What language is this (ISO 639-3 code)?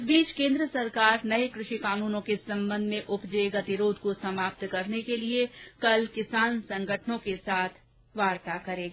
hin